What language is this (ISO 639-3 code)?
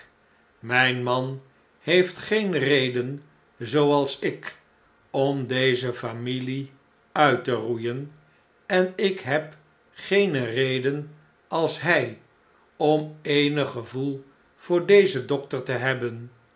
nld